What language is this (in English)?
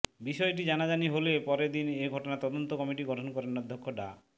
Bangla